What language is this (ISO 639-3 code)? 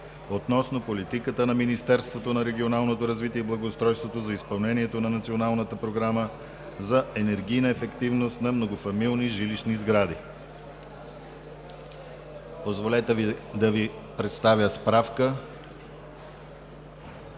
bul